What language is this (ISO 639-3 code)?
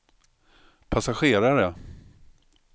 swe